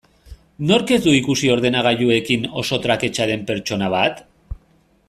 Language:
Basque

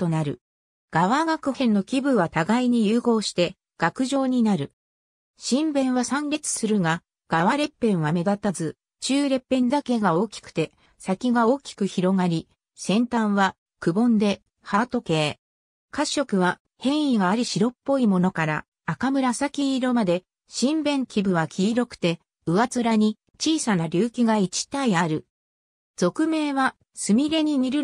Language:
Japanese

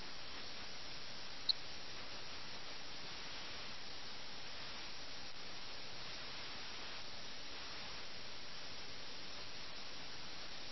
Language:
Malayalam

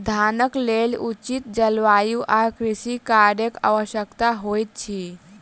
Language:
Maithili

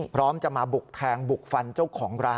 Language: Thai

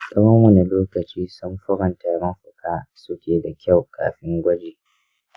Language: Hausa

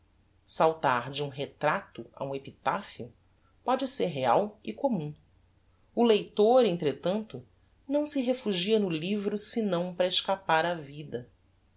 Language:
Portuguese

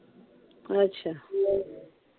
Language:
Punjabi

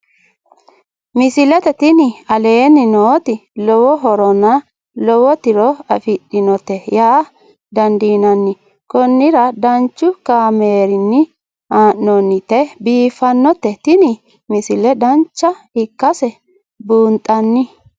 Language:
Sidamo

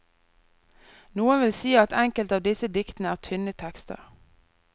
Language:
Norwegian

